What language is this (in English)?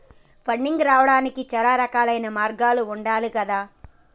Telugu